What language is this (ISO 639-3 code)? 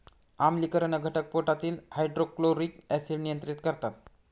mar